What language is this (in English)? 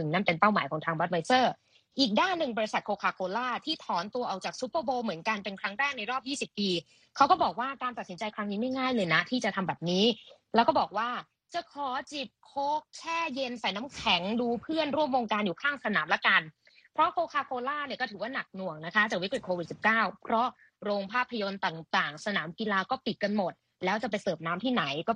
Thai